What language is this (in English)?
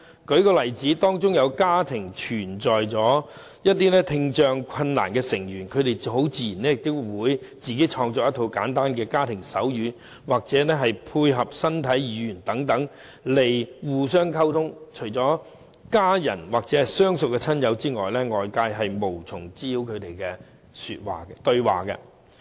Cantonese